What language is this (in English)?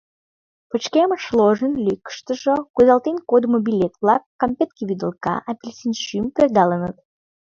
Mari